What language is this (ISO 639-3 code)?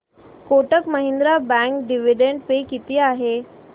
mar